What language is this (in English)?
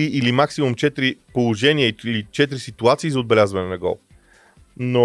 Bulgarian